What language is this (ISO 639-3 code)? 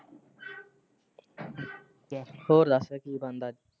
pan